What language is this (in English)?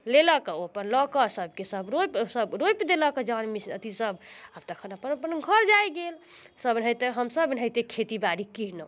Maithili